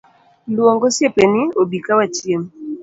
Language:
Luo (Kenya and Tanzania)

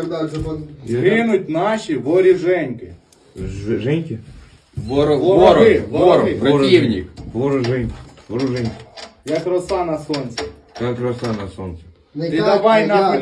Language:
Ukrainian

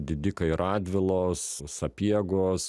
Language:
Lithuanian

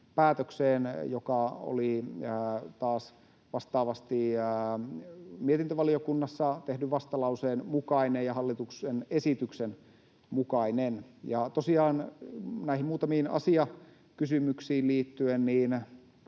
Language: Finnish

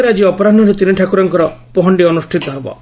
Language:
Odia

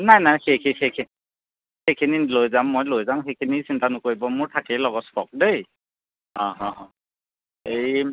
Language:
Assamese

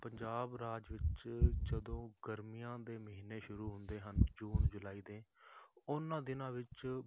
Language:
Punjabi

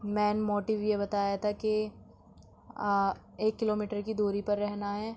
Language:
Urdu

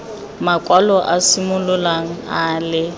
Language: Tswana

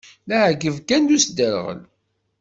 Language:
Kabyle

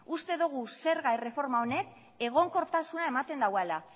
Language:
Basque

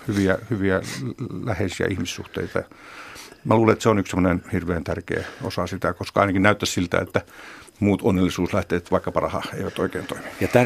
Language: Finnish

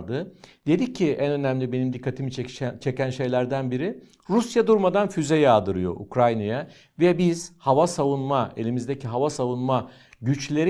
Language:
Turkish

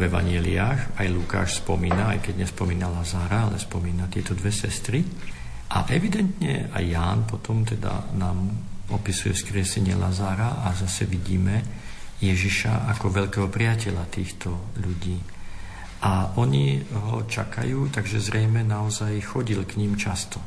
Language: Slovak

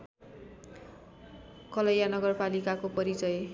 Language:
Nepali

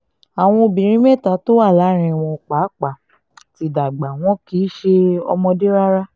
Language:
Yoruba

